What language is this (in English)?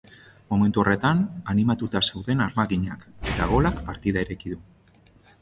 Basque